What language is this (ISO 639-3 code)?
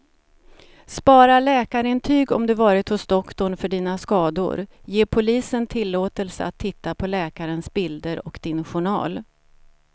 swe